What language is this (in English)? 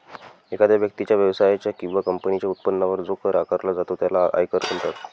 Marathi